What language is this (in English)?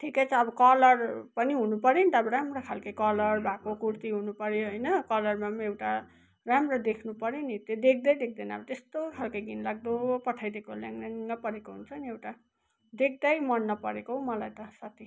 Nepali